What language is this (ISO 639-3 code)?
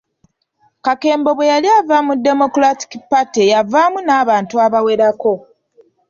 lug